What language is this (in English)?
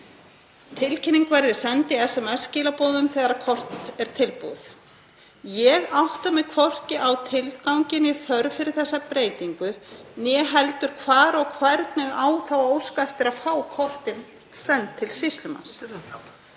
Icelandic